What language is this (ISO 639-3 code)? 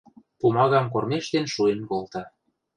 mrj